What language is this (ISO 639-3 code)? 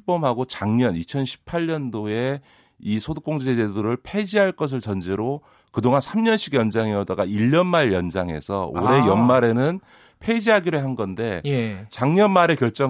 kor